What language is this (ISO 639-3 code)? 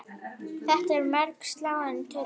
isl